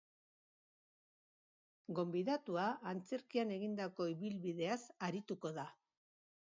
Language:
Basque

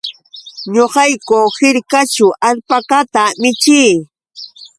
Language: Yauyos Quechua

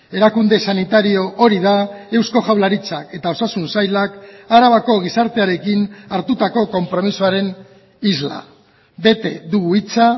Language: Basque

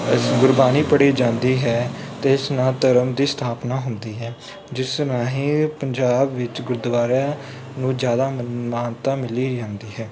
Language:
Punjabi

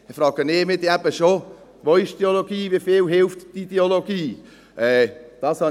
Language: Swiss German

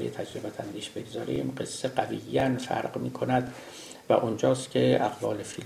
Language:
Persian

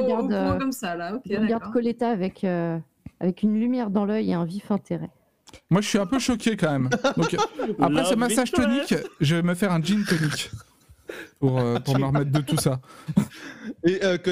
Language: French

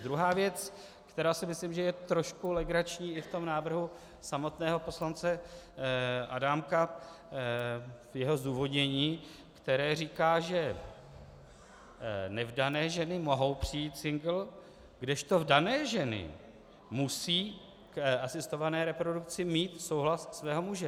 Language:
Czech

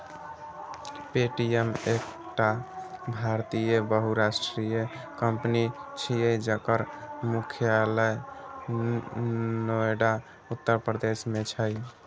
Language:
Maithili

